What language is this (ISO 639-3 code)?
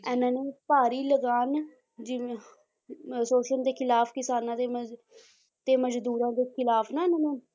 pan